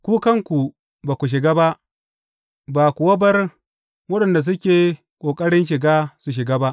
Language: Hausa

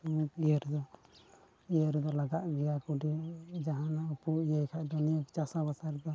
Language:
Santali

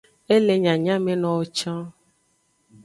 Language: Aja (Benin)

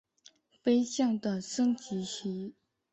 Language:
Chinese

